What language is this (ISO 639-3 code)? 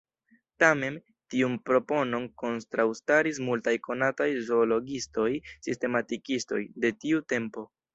epo